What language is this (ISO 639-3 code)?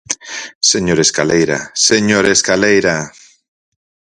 glg